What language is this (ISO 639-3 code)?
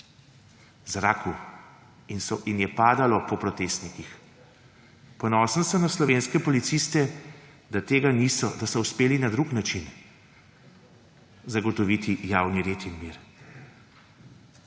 slv